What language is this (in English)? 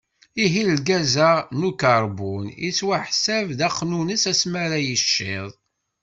Kabyle